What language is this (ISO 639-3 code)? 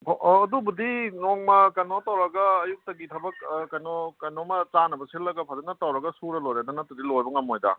mni